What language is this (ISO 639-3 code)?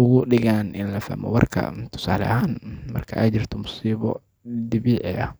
som